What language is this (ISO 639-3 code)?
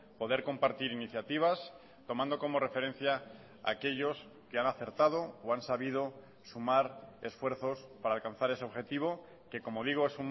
spa